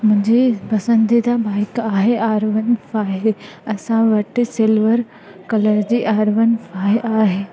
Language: Sindhi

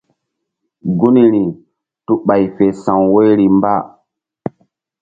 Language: Mbum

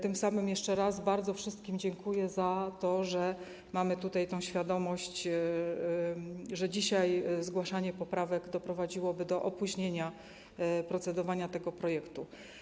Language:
Polish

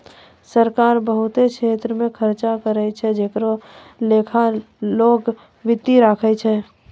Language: Maithili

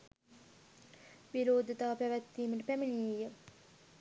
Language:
Sinhala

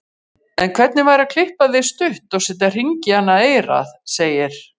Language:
Icelandic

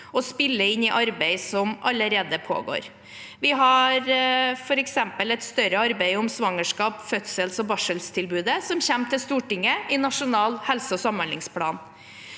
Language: Norwegian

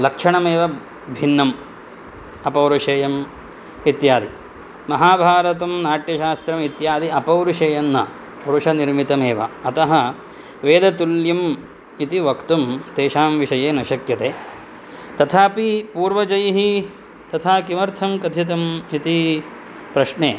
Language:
Sanskrit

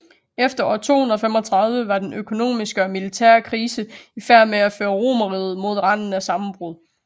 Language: Danish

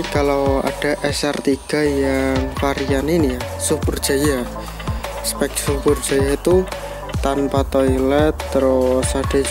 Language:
Indonesian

